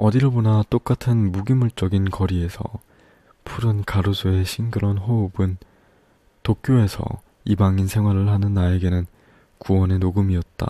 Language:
Korean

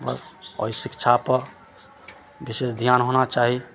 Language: Maithili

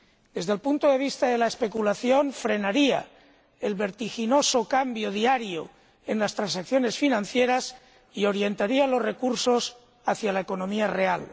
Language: Spanish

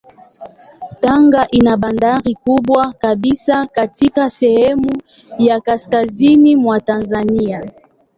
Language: Swahili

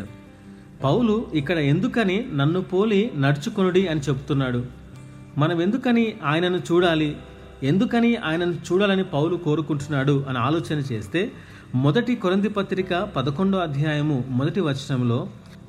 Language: Telugu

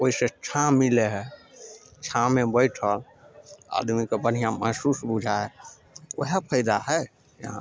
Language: Maithili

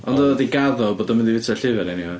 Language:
Welsh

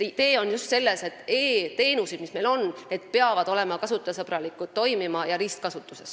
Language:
Estonian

